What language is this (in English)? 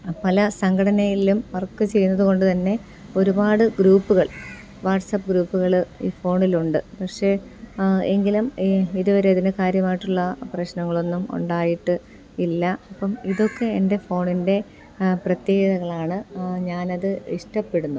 Malayalam